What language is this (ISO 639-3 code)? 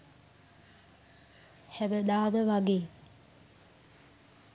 sin